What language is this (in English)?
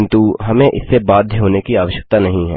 Hindi